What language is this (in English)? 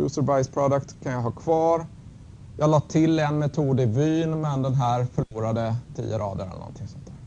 Swedish